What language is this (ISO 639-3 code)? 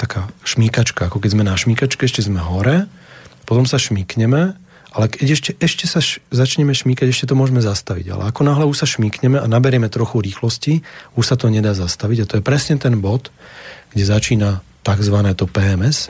slk